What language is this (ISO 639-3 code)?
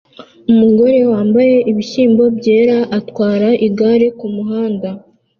kin